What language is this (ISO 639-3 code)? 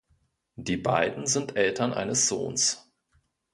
deu